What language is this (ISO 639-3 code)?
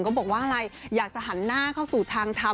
tha